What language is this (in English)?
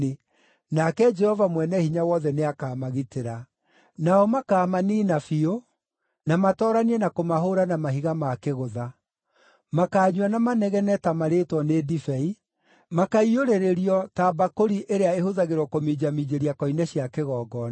Kikuyu